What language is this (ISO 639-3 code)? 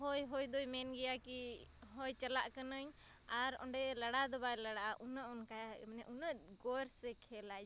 sat